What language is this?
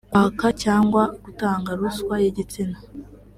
Kinyarwanda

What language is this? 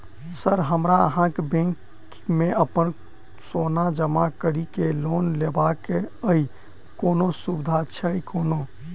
Maithili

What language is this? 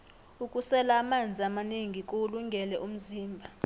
South Ndebele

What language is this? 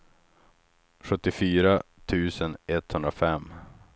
Swedish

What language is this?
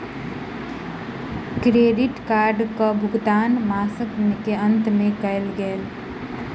Maithili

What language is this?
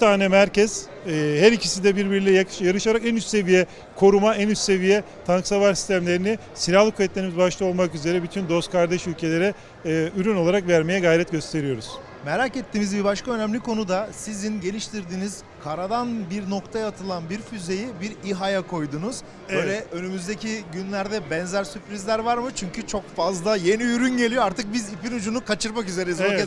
Turkish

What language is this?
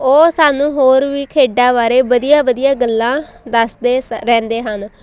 Punjabi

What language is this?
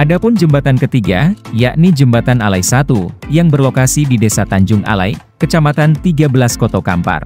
Indonesian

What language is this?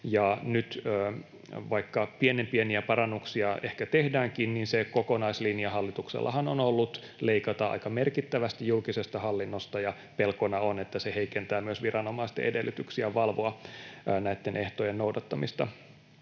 Finnish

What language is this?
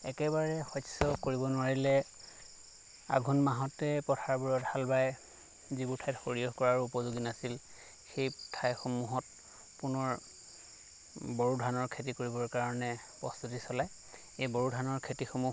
Assamese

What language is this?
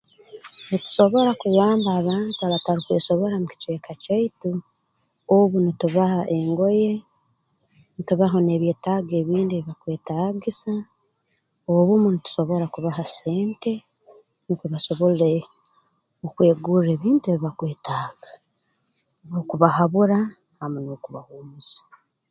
Tooro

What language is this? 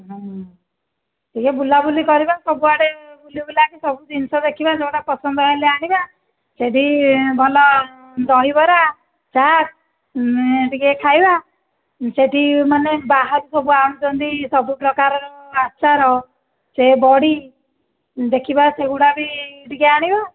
Odia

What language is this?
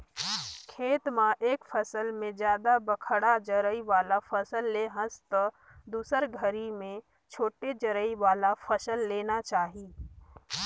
Chhattisgarhi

